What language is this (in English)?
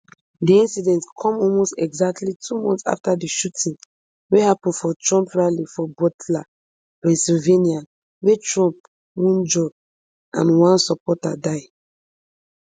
Nigerian Pidgin